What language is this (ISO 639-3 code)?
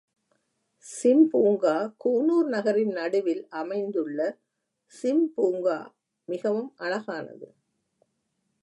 tam